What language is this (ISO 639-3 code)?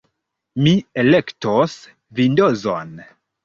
epo